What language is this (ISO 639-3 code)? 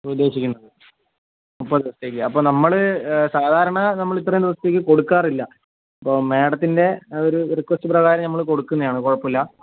mal